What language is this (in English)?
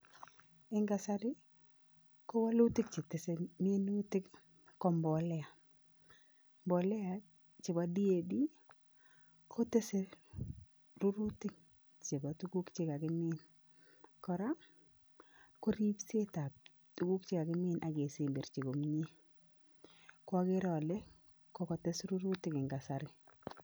Kalenjin